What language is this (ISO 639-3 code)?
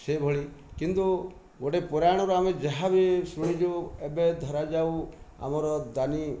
ori